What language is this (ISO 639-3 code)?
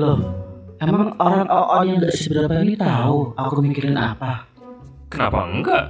ind